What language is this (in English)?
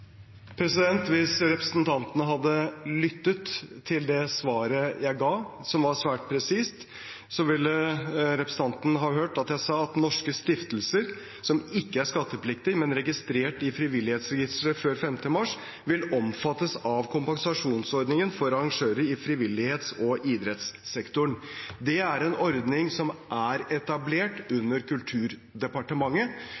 Norwegian Bokmål